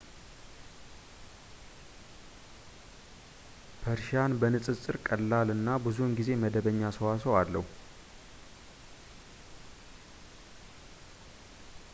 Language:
Amharic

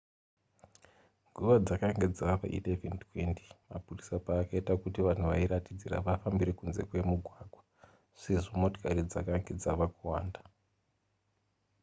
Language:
Shona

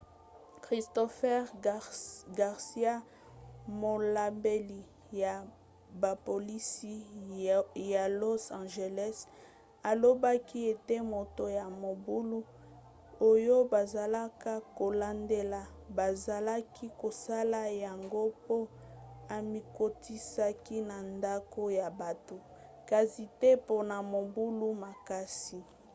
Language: Lingala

